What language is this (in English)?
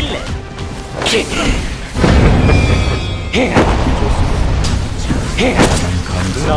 Korean